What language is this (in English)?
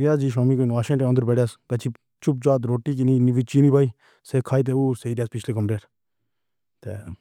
Pahari-Potwari